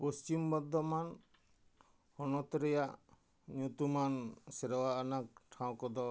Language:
Santali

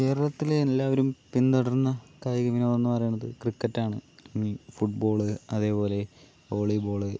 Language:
Malayalam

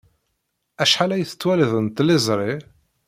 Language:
Kabyle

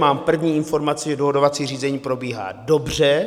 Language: Czech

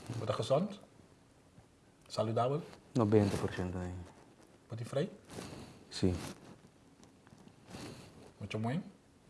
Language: Dutch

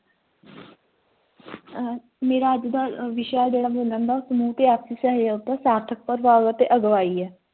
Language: Punjabi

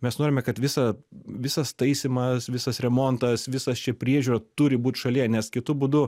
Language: Lithuanian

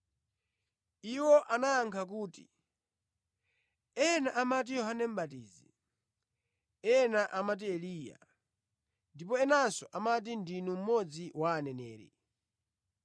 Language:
Nyanja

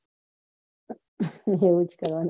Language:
Gujarati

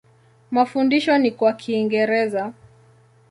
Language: Swahili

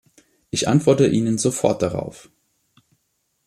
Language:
German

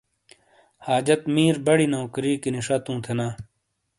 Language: Shina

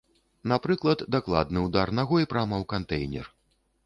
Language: Belarusian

